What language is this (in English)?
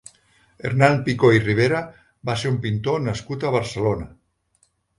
Catalan